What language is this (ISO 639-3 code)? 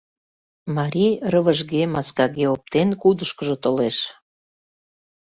chm